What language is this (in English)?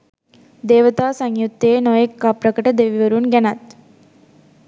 Sinhala